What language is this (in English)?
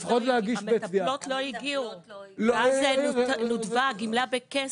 Hebrew